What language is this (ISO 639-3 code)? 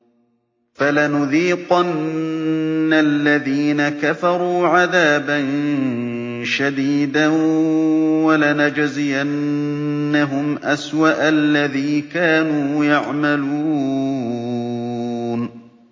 ara